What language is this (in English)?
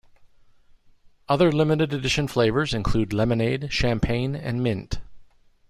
English